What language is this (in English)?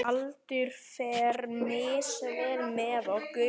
Icelandic